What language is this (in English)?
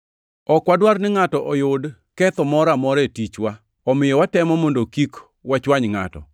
Luo (Kenya and Tanzania)